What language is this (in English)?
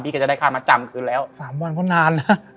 Thai